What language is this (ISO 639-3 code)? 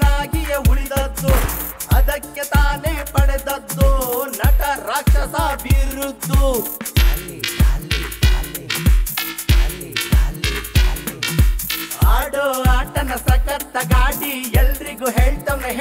ara